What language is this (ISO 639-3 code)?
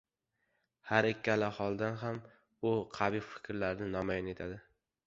uzb